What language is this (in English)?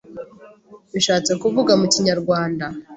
Kinyarwanda